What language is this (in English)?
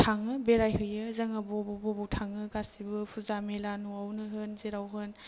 Bodo